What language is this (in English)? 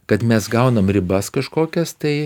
Lithuanian